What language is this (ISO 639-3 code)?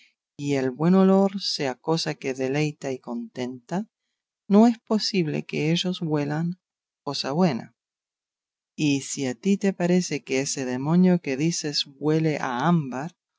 spa